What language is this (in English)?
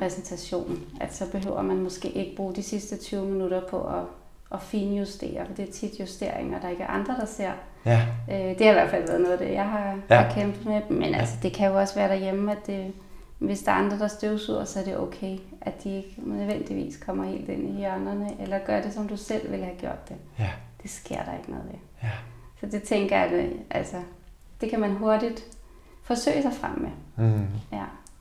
Danish